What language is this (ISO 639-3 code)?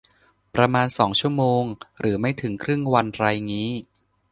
tha